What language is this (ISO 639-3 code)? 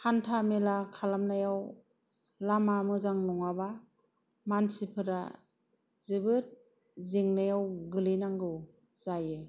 brx